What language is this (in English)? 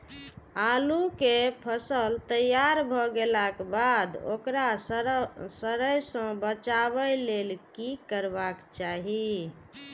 Maithili